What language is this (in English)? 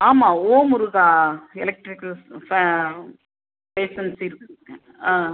Tamil